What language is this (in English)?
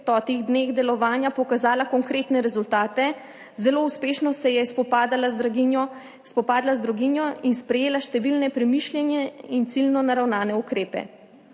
Slovenian